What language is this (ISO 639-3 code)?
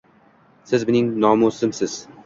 uzb